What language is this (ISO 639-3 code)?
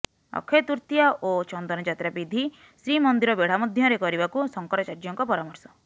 ori